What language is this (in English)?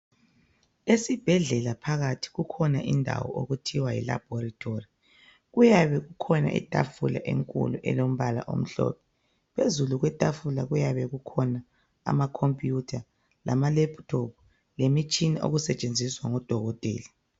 North Ndebele